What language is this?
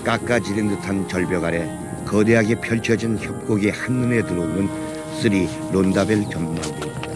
Korean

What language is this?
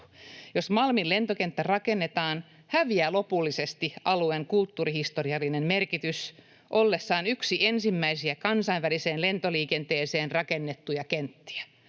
Finnish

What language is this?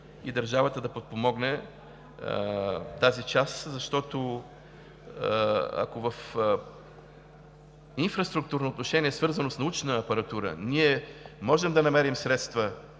Bulgarian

